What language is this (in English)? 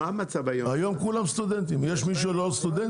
Hebrew